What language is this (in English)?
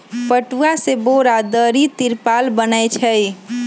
Magahi